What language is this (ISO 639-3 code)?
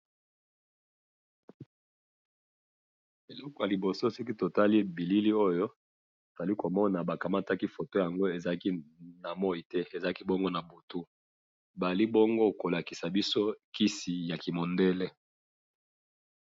lin